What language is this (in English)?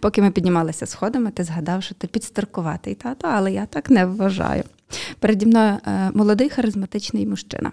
Ukrainian